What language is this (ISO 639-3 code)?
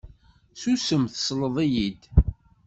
kab